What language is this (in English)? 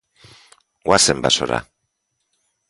Basque